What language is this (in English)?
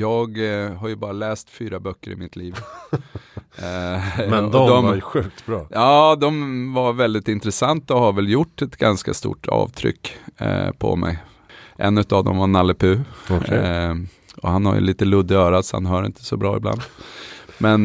Swedish